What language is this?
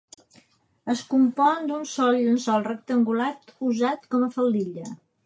Catalan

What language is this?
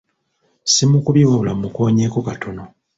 Ganda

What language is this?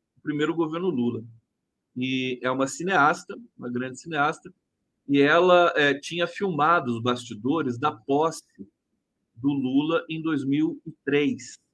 Portuguese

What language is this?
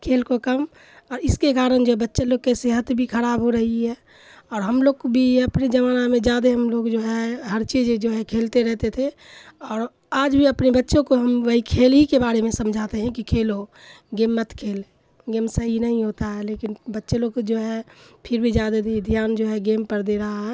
Urdu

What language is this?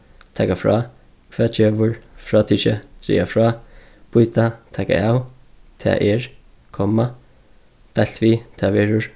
Faroese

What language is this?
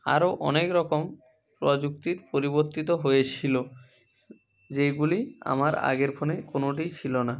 Bangla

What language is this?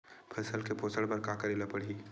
Chhattisgarhi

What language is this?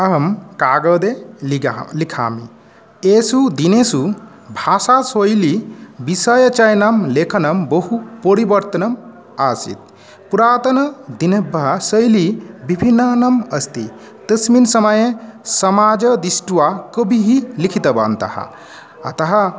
Sanskrit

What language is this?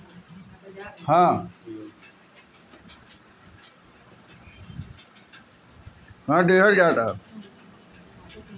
Bhojpuri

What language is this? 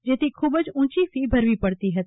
Gujarati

